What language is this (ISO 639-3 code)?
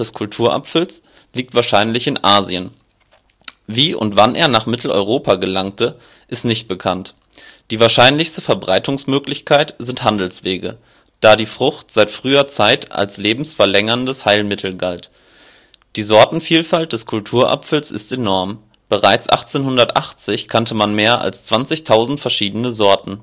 deu